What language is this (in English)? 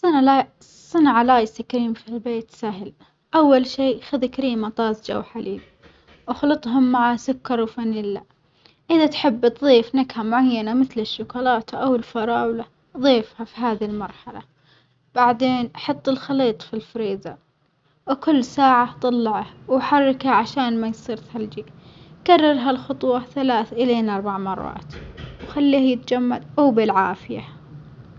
Omani Arabic